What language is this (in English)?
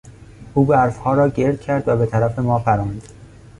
Persian